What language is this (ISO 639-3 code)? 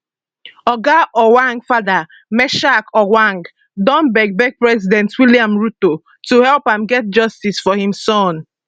pcm